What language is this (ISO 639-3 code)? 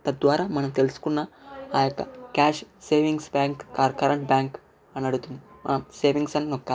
tel